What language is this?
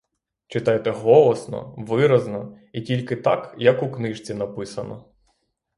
Ukrainian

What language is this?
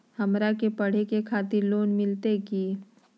Magahi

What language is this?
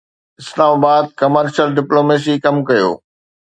Sindhi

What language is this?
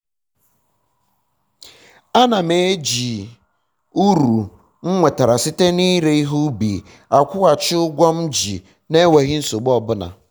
Igbo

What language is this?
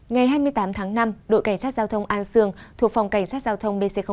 Vietnamese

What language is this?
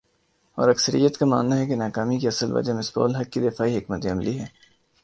Urdu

